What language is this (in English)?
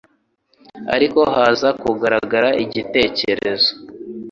Kinyarwanda